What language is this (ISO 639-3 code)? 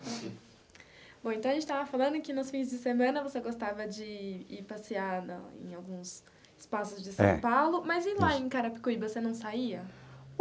por